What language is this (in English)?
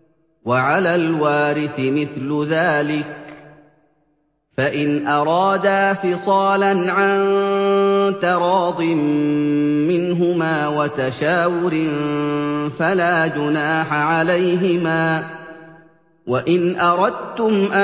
Arabic